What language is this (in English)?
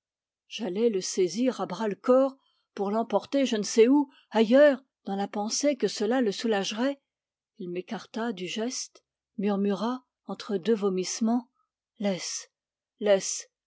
French